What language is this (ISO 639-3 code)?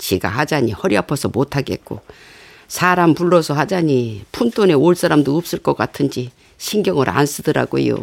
kor